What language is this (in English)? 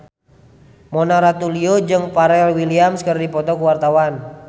Sundanese